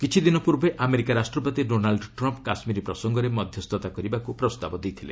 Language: Odia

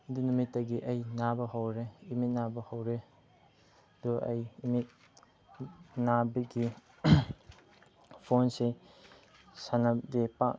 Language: Manipuri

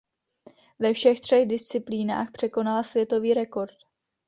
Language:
Czech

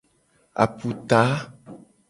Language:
Gen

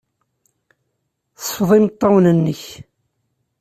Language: Kabyle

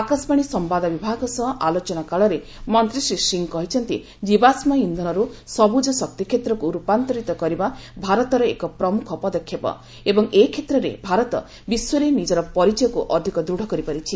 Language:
Odia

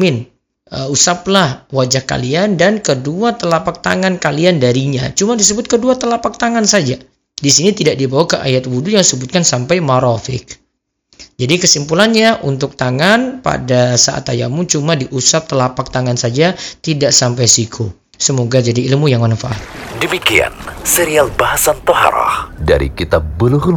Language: Indonesian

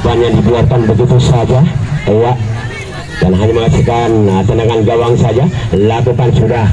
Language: Indonesian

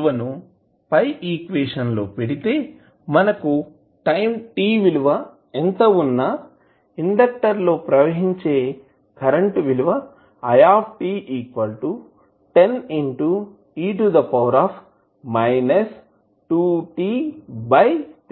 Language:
Telugu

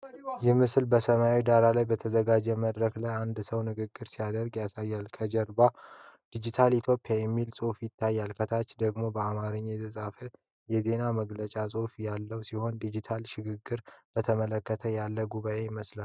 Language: Amharic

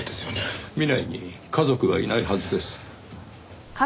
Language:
Japanese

